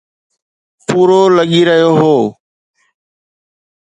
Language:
Sindhi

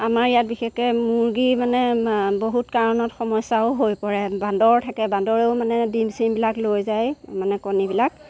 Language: Assamese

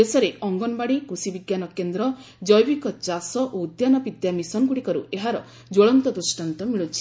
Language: Odia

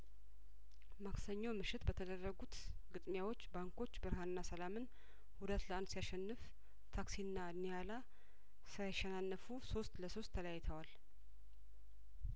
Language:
Amharic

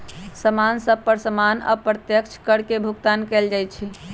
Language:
Magahi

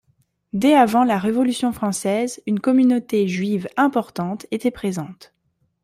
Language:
French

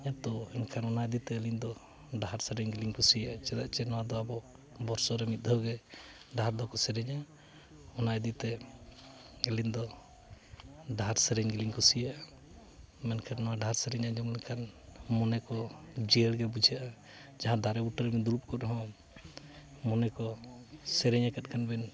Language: Santali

